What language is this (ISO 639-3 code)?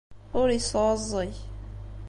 kab